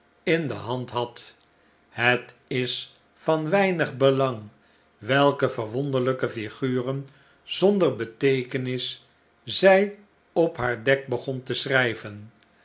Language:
Dutch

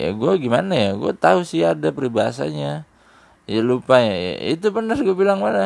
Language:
Indonesian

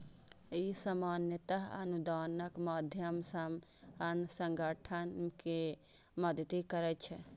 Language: Maithili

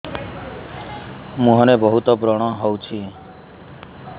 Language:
Odia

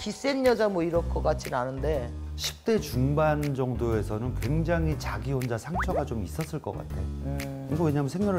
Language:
Korean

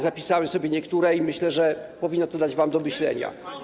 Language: Polish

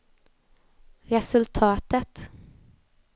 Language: Swedish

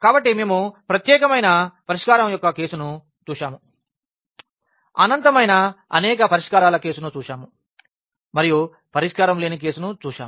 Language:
Telugu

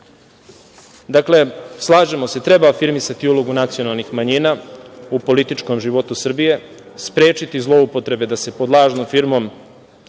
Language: Serbian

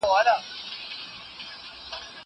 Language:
Pashto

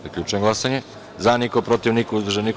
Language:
Serbian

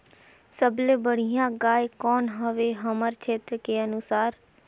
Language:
Chhattisgarhi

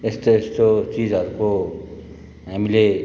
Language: Nepali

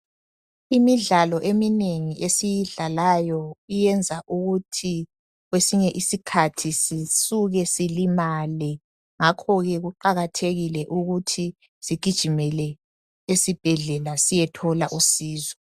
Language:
North Ndebele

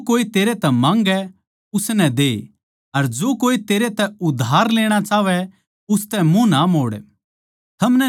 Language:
Haryanvi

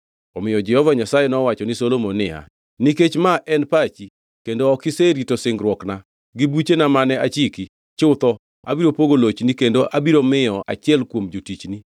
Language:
Luo (Kenya and Tanzania)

